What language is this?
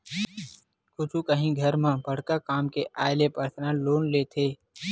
Chhattisgarhi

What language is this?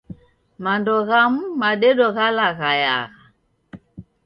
Taita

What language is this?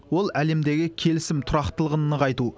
Kazakh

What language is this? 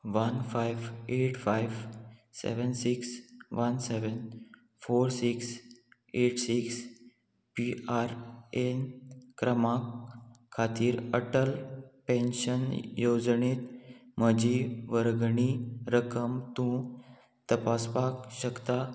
Konkani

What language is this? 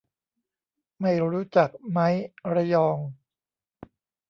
Thai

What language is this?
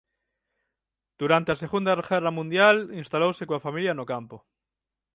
Galician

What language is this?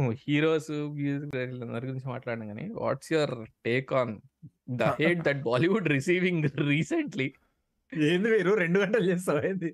Telugu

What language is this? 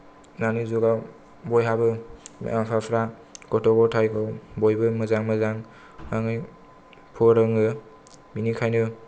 Bodo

